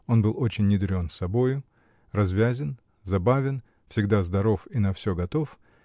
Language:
Russian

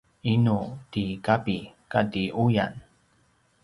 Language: Paiwan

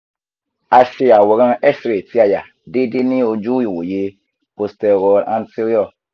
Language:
Yoruba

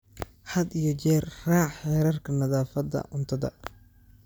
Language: Somali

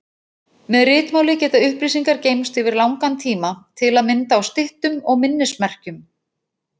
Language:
Icelandic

